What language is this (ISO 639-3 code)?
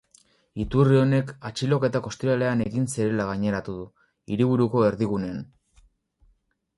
eus